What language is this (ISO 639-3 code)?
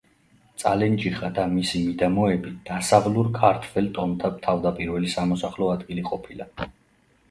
kat